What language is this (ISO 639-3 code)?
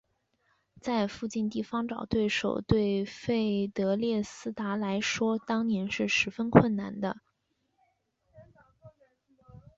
zho